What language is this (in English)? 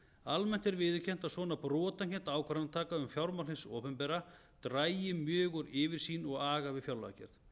Icelandic